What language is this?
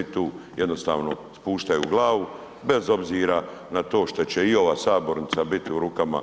Croatian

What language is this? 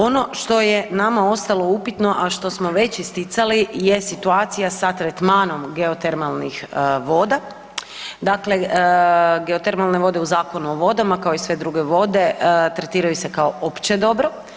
Croatian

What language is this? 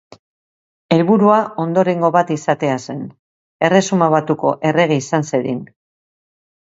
Basque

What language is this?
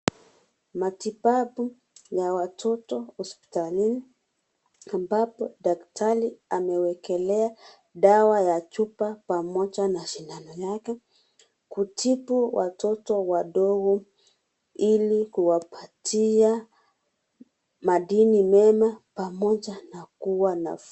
Swahili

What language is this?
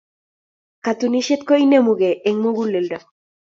Kalenjin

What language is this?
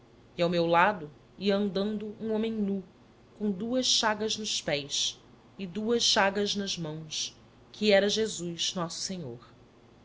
Portuguese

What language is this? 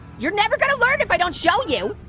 English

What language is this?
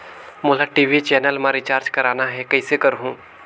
Chhattisgarhi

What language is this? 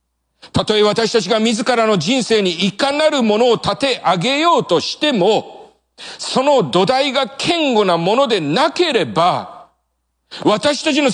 Japanese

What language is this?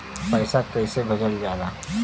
Bhojpuri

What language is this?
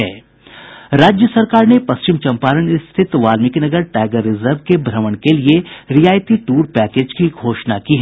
Hindi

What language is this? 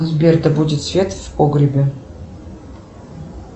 Russian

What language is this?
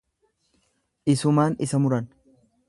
Oromo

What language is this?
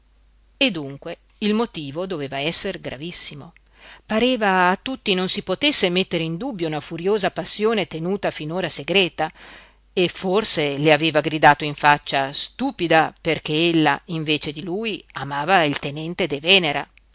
Italian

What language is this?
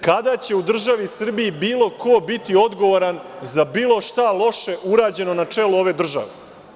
Serbian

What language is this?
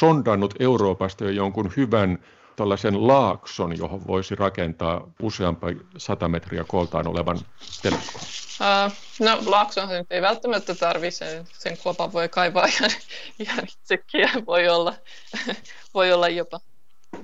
Finnish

